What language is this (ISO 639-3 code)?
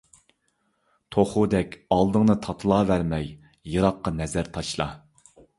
uig